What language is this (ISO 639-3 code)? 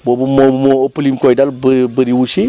wol